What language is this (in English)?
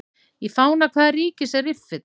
Icelandic